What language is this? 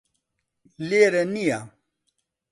Central Kurdish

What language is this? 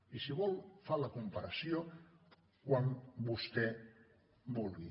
Catalan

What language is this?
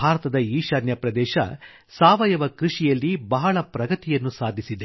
Kannada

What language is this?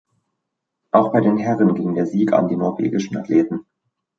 German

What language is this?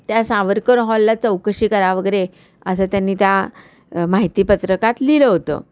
Marathi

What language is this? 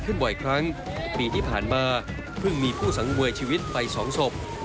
Thai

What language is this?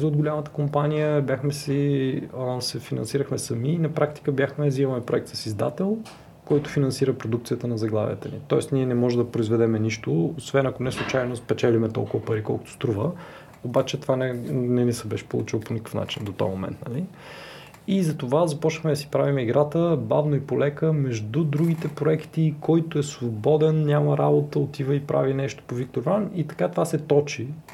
Bulgarian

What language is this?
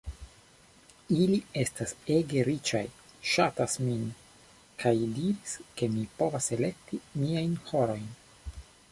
Esperanto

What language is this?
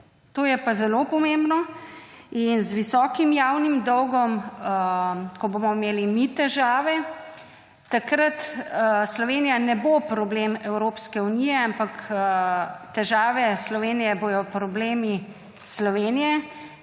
Slovenian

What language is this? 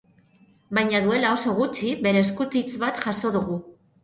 Basque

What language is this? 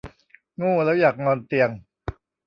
Thai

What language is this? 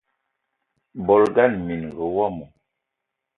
Eton (Cameroon)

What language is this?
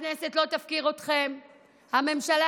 Hebrew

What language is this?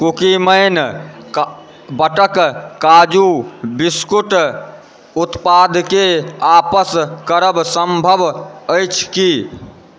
Maithili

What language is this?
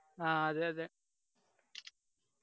Malayalam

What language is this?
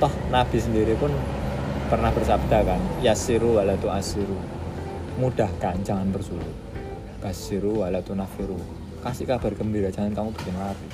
Indonesian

